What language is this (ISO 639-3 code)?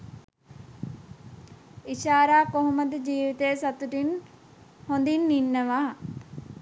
sin